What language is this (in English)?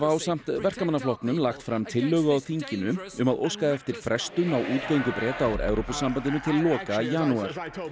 Icelandic